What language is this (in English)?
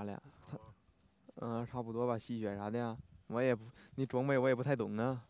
Chinese